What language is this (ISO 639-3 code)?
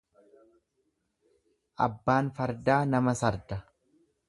orm